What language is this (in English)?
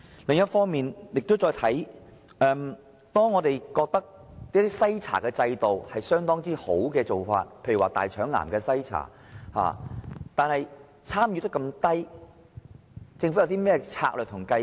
Cantonese